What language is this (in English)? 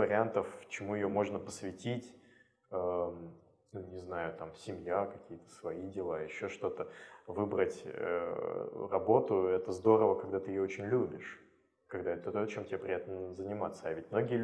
Russian